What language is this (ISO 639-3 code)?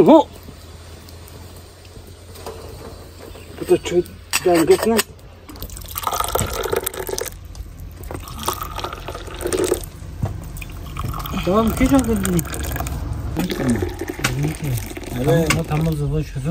tur